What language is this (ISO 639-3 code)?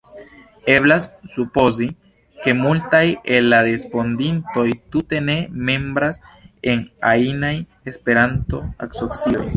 epo